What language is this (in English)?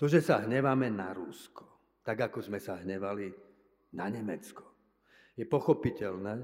Slovak